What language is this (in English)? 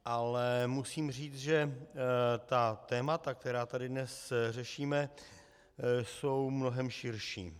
Czech